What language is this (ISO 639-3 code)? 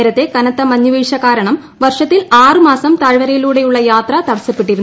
mal